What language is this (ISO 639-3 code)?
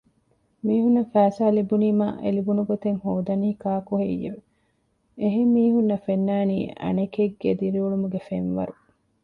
div